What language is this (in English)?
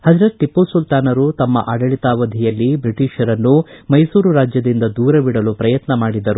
Kannada